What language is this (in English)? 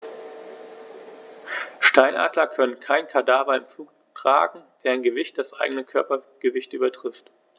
German